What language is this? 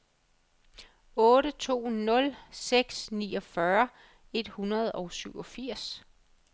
Danish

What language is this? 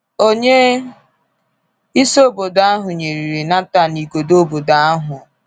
Igbo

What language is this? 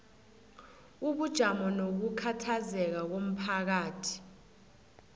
South Ndebele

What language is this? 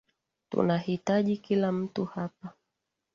Swahili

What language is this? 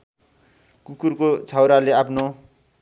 Nepali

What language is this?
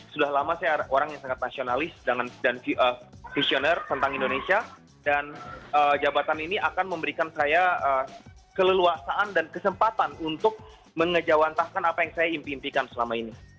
Indonesian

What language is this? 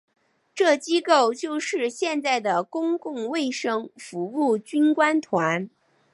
Chinese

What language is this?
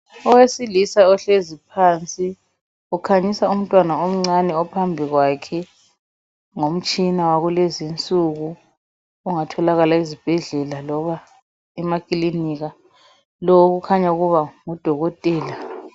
North Ndebele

